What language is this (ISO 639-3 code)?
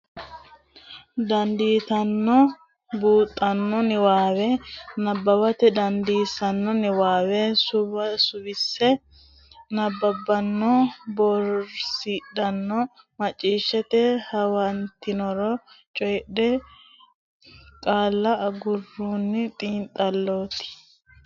sid